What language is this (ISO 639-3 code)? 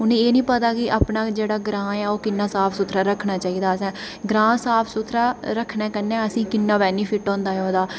doi